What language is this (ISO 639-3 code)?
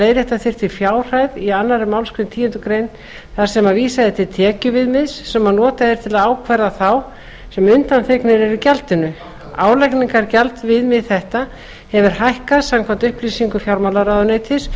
isl